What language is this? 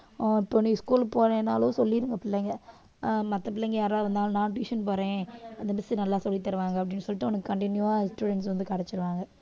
Tamil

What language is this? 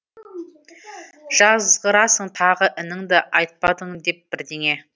Kazakh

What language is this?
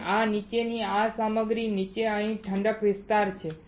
Gujarati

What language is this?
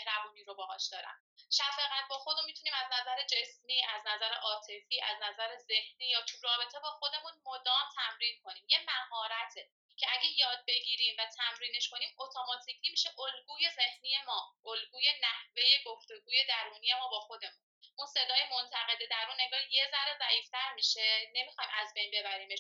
Persian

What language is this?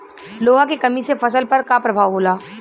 Bhojpuri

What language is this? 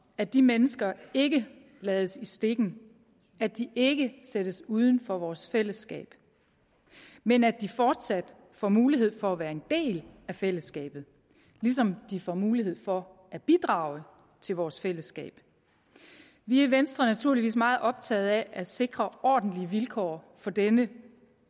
Danish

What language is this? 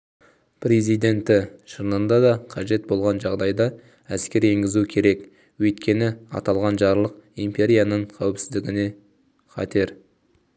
Kazakh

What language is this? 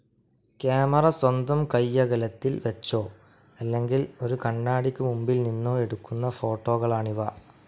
Malayalam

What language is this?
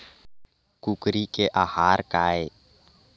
Chhattisgarhi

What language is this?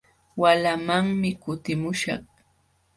Jauja Wanca Quechua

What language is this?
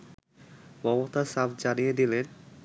Bangla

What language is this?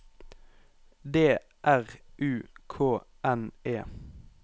Norwegian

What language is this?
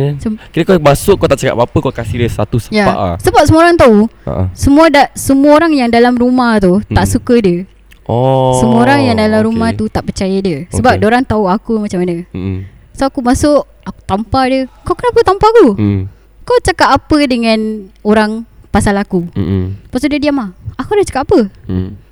Malay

